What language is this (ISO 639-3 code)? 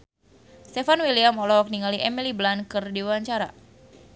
sun